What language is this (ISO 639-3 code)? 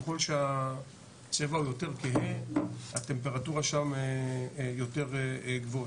heb